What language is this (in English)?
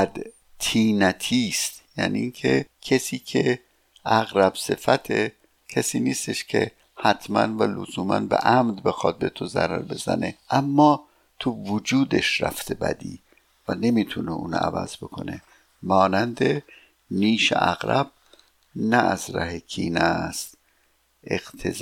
Persian